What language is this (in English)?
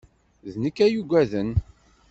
Kabyle